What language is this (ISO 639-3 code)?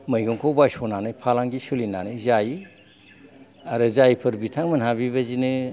brx